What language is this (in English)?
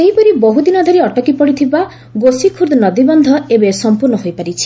Odia